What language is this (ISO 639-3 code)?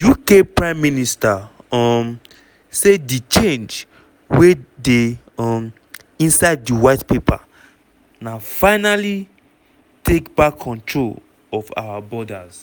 pcm